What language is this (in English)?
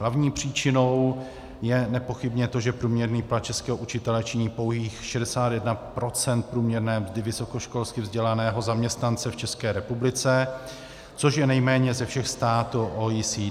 Czech